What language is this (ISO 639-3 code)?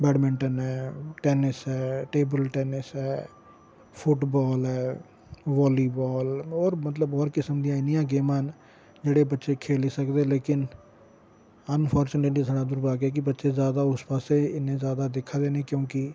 doi